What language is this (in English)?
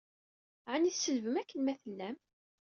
Kabyle